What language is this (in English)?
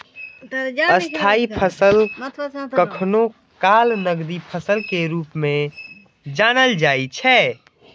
Maithili